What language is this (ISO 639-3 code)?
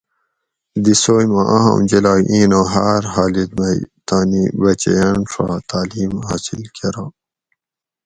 gwc